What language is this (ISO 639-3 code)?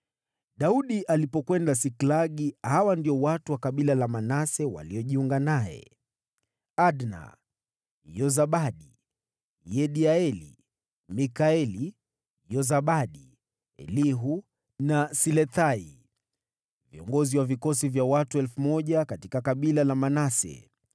swa